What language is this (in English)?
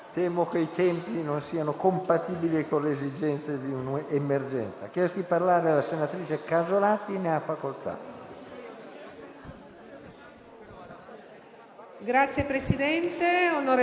Italian